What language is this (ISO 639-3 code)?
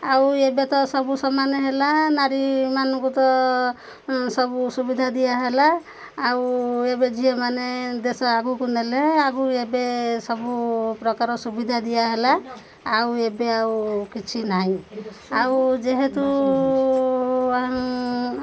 ori